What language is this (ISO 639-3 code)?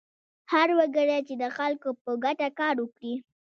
pus